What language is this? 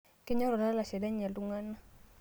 Masai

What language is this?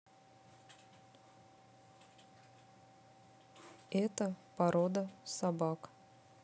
Russian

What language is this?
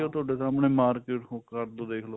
Punjabi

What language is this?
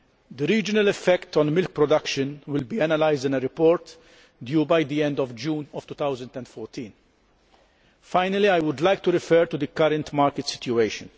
English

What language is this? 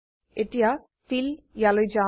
Assamese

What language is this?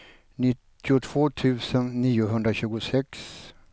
Swedish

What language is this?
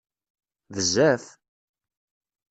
Kabyle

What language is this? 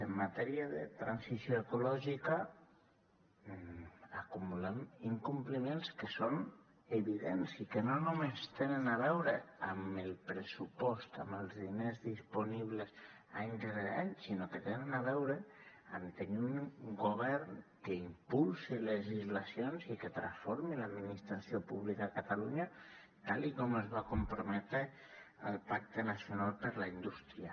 Catalan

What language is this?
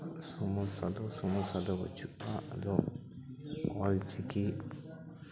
Santali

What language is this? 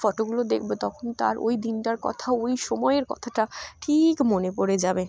Bangla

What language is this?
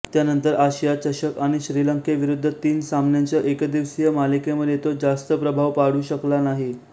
Marathi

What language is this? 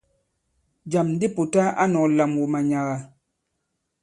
Bankon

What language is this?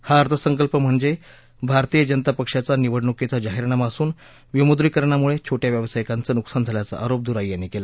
Marathi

